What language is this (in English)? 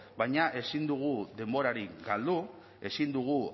Basque